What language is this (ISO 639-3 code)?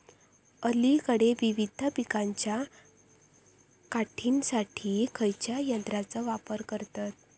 mar